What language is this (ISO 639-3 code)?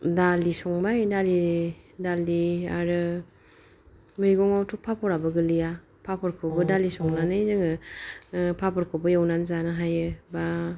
brx